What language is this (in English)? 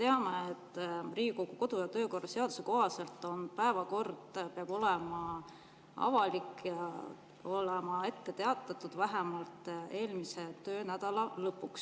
Estonian